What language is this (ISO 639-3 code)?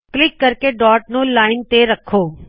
pan